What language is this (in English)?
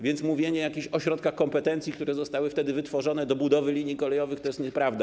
Polish